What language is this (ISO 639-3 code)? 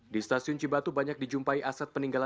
ind